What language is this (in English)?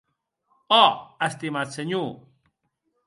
Occitan